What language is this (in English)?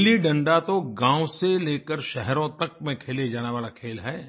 Hindi